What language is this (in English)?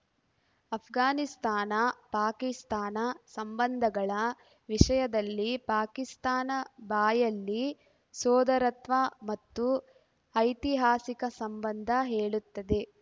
Kannada